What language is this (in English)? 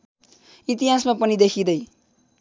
Nepali